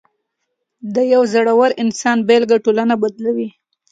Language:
Pashto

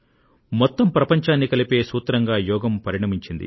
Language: Telugu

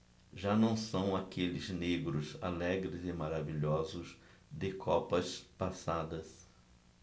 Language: Portuguese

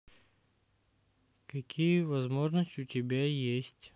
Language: Russian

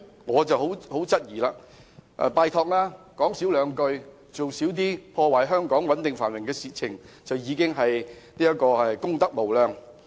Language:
Cantonese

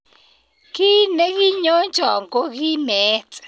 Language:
Kalenjin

